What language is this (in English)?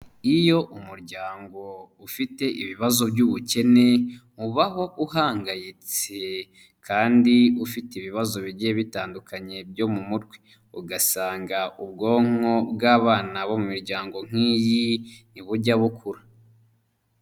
Kinyarwanda